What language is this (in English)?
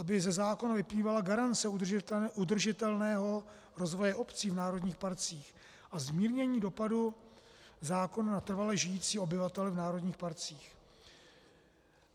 Czech